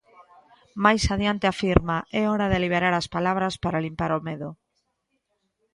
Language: Galician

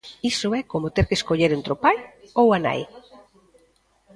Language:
Galician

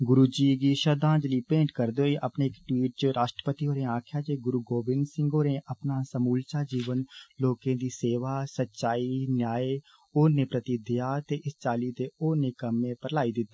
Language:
Dogri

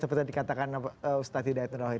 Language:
Indonesian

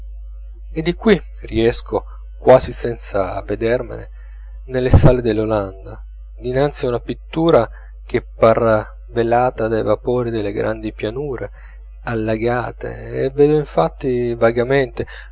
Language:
Italian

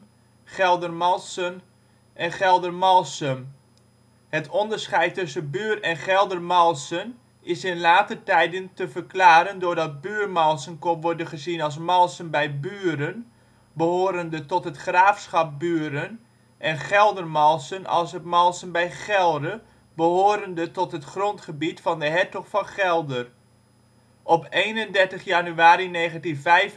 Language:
Dutch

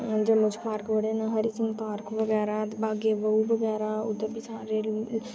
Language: Dogri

